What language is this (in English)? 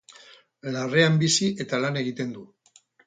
Basque